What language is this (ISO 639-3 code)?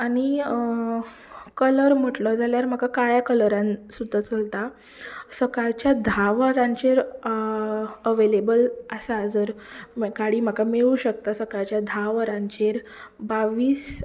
kok